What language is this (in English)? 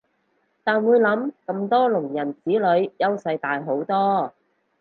Cantonese